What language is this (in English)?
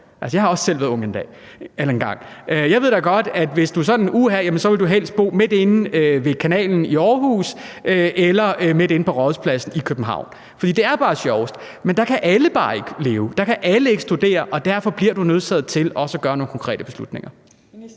Danish